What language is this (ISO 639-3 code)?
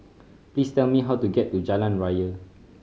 eng